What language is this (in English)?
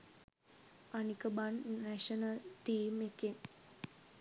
Sinhala